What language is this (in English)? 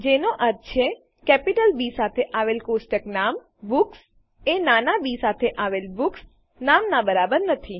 Gujarati